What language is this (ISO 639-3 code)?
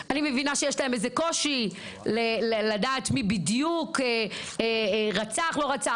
heb